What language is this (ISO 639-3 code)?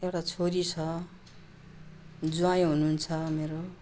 nep